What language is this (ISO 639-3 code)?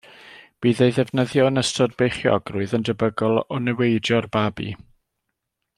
cym